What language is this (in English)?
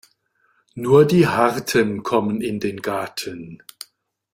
German